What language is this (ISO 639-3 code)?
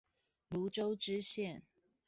zho